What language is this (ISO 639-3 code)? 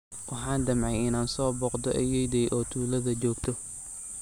som